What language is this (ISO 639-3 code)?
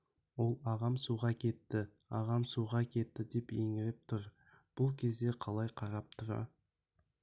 kaz